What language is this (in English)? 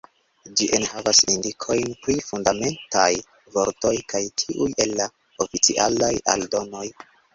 Esperanto